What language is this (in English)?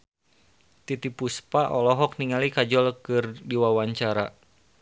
Sundanese